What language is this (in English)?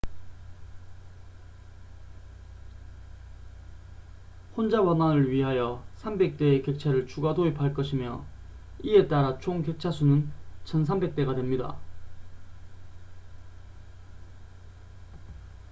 Korean